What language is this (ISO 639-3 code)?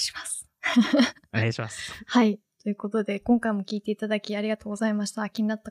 jpn